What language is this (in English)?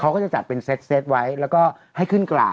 Thai